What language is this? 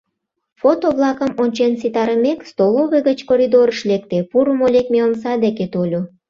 Mari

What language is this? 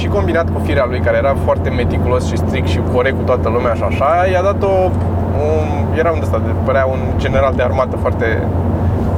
Romanian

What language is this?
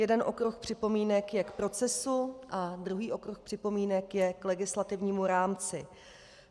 Czech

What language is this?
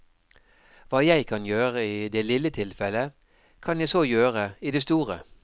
Norwegian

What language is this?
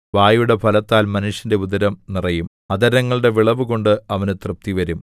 Malayalam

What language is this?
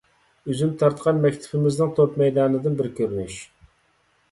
Uyghur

